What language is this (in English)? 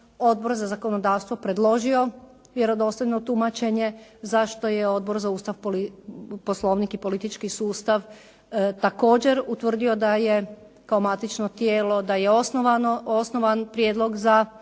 Croatian